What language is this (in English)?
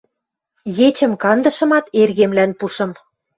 Western Mari